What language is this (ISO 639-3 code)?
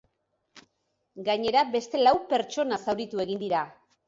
eus